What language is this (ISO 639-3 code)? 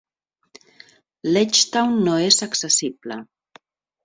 cat